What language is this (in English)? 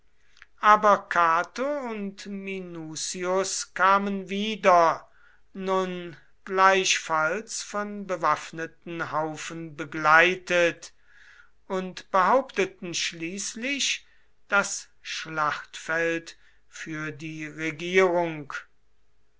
German